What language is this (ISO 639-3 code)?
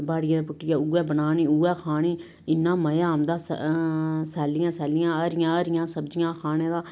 doi